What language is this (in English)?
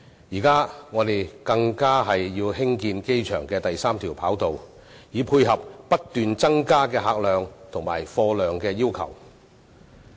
Cantonese